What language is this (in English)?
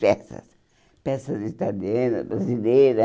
Portuguese